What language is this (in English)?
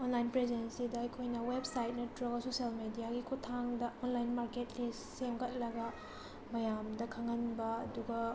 Manipuri